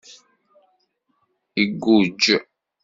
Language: Kabyle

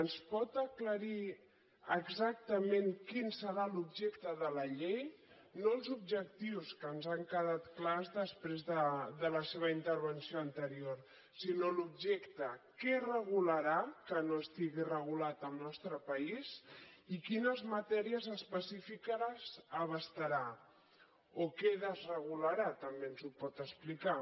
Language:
Catalan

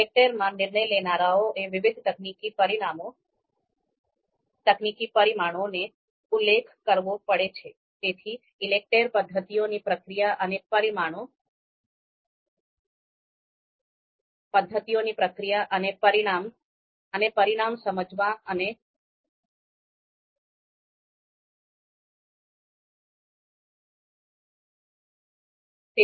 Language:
Gujarati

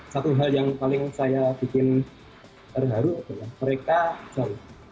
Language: Indonesian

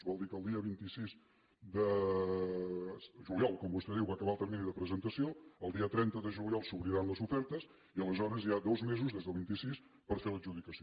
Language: Catalan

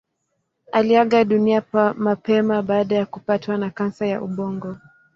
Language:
Swahili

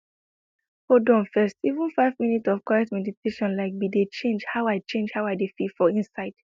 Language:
Nigerian Pidgin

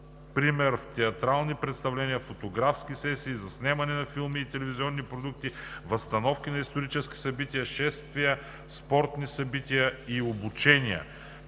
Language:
Bulgarian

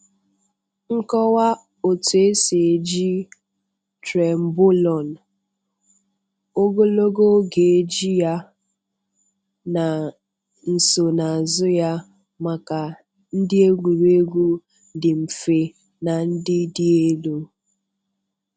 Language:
Igbo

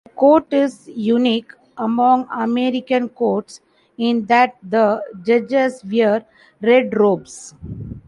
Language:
English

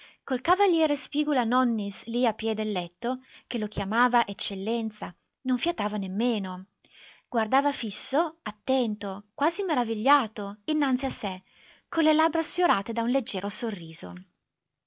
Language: Italian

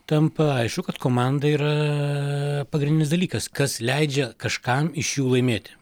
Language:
Lithuanian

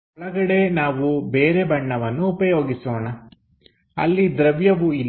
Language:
Kannada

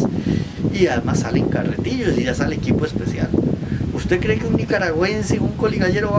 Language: Spanish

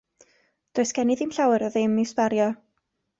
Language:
Welsh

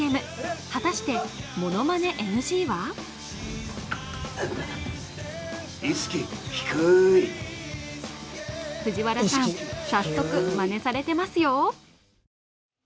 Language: Japanese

